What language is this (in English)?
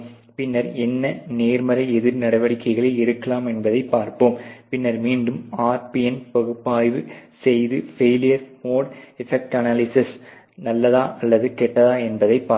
Tamil